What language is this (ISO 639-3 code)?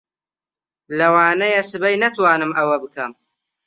ckb